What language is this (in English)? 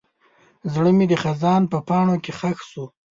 Pashto